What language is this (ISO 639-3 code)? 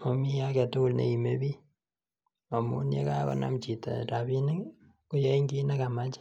kln